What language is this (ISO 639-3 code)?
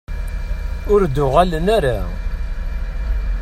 kab